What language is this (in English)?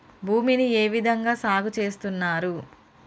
Telugu